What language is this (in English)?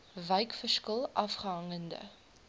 Afrikaans